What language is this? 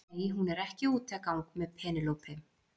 Icelandic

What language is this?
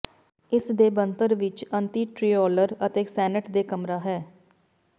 Punjabi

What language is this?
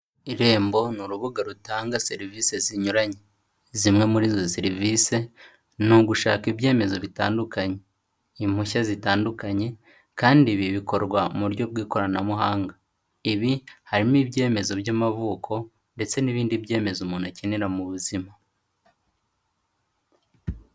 Kinyarwanda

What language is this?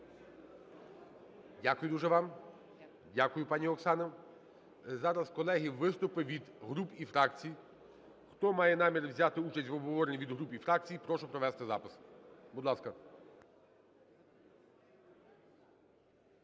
Ukrainian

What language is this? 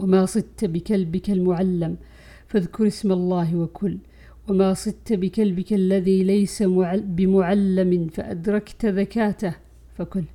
Arabic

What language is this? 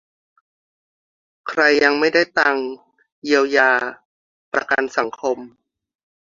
Thai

